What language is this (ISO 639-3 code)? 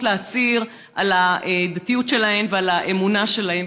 heb